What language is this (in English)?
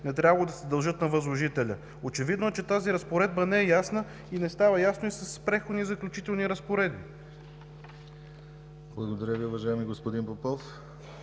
Bulgarian